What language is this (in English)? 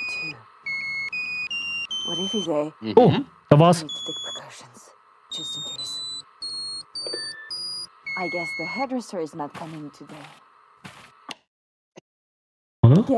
German